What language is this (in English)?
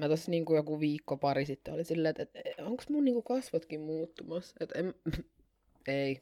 Finnish